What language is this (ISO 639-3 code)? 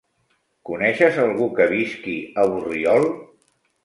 cat